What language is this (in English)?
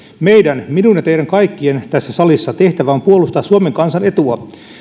Finnish